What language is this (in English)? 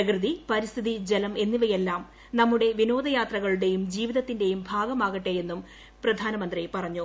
Malayalam